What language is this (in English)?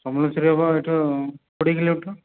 Odia